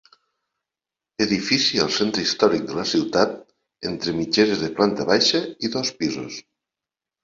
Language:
Catalan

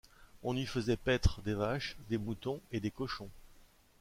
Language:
French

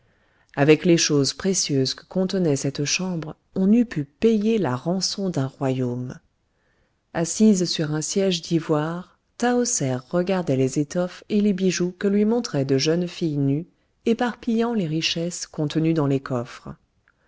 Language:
French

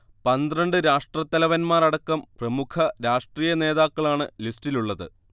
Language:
Malayalam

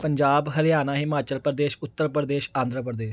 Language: Punjabi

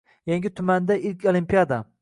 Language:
Uzbek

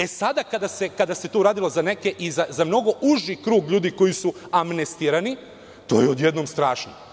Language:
Serbian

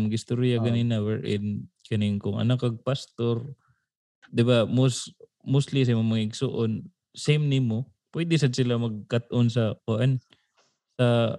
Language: Filipino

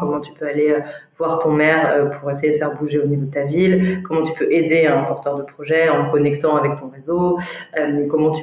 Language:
French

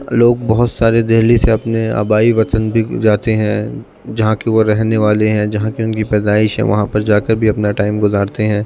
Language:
Urdu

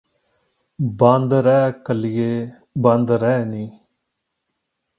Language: Punjabi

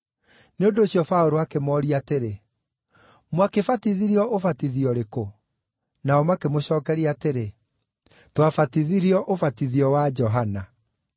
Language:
Kikuyu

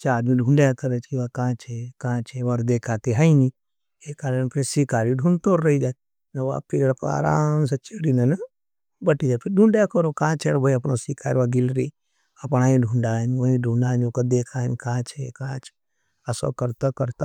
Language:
Nimadi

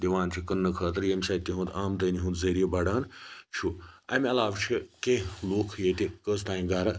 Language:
Kashmiri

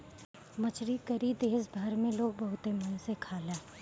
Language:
Bhojpuri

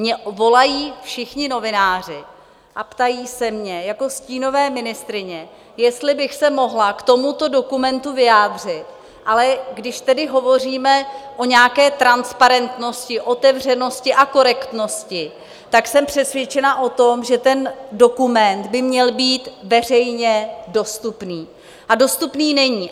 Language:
Czech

